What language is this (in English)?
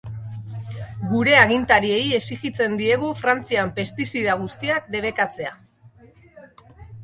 Basque